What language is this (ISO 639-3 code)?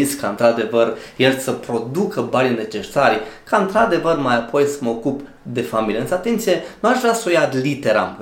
ron